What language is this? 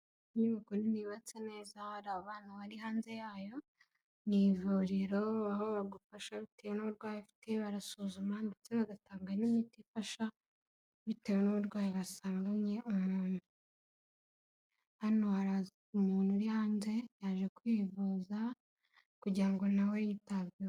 Kinyarwanda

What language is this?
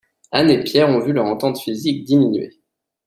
French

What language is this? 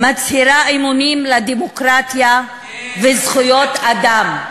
Hebrew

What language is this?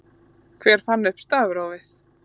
Icelandic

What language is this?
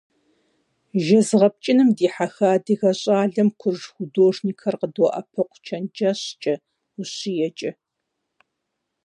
Kabardian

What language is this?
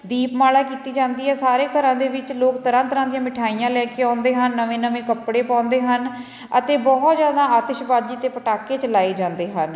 Punjabi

